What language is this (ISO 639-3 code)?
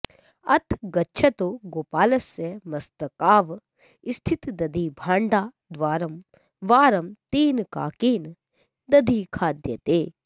san